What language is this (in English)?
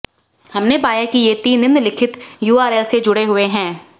Hindi